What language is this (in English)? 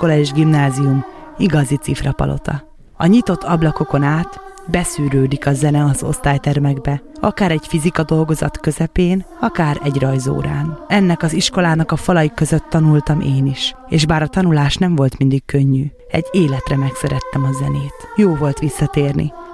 Hungarian